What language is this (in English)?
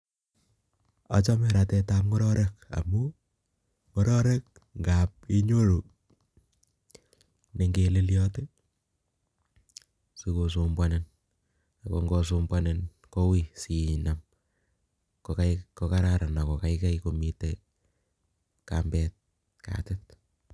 Kalenjin